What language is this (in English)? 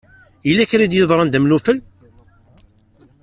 Kabyle